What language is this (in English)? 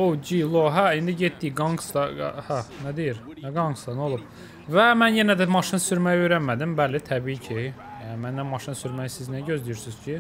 Turkish